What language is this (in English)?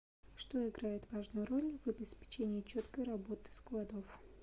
Russian